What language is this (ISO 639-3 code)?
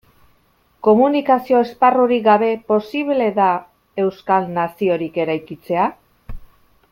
eus